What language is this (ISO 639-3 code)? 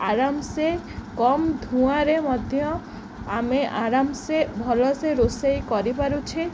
ori